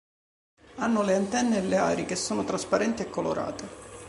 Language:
Italian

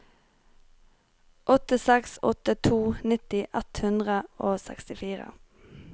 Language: Norwegian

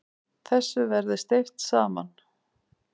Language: Icelandic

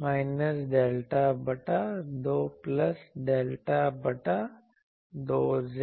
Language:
Hindi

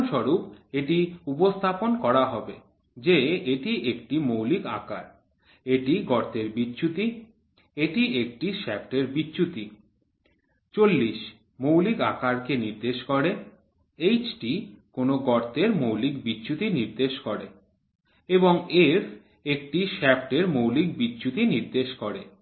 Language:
Bangla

